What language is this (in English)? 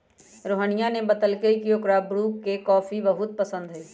Magahi